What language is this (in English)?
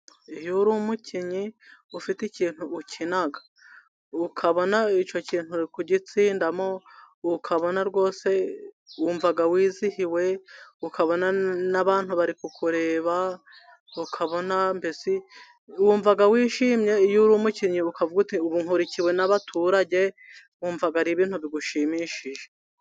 Kinyarwanda